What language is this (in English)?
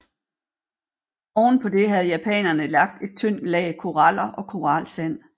Danish